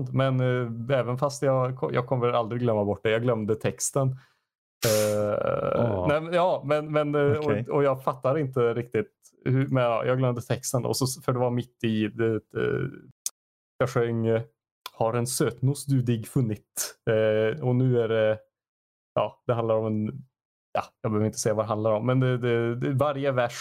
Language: Swedish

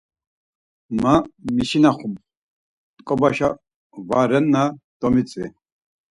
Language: Laz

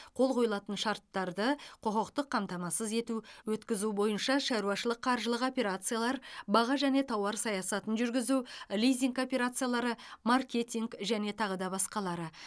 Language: Kazakh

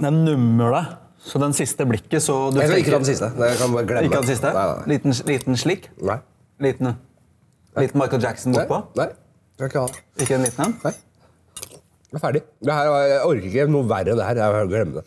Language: Norwegian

